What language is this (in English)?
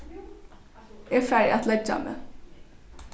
Faroese